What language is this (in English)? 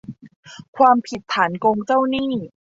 Thai